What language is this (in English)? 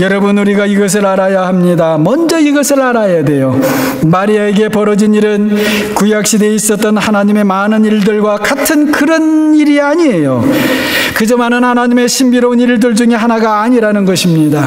Korean